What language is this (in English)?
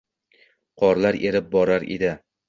Uzbek